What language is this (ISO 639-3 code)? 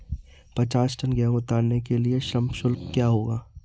hin